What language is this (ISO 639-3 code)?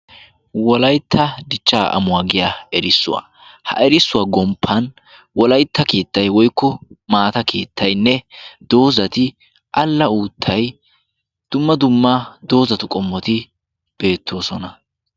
wal